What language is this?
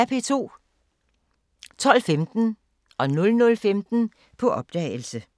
Danish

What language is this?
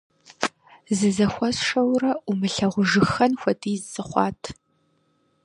Kabardian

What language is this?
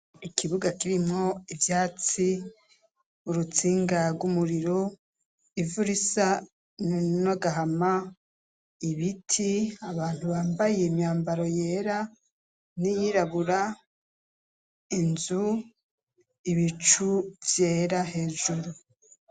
Rundi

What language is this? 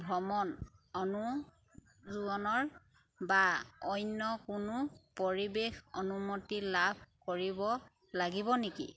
Assamese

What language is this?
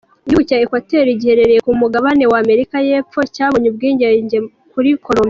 Kinyarwanda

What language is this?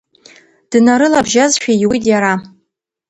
Abkhazian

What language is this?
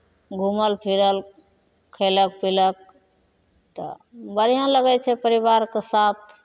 Maithili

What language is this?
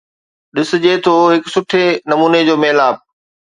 Sindhi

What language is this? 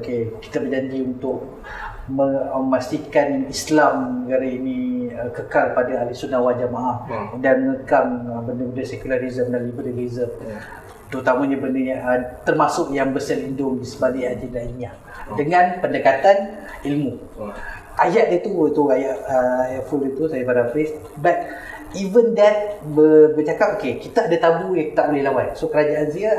Malay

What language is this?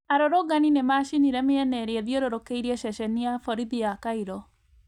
Kikuyu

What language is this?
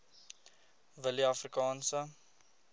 Afrikaans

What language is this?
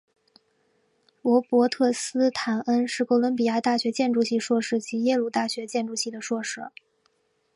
Chinese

